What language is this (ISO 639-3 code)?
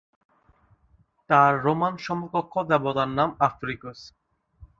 ben